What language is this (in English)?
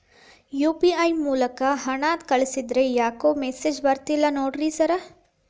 Kannada